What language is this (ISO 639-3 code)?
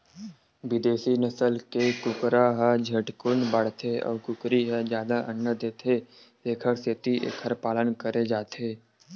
hne